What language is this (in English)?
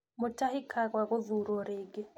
Kikuyu